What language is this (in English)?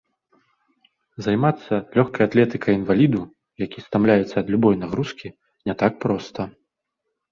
Belarusian